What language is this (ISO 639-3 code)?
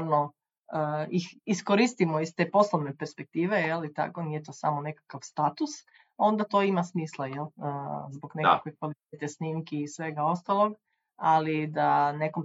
hrv